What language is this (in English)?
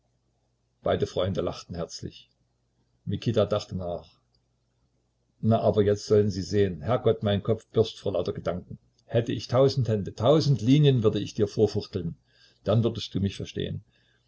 German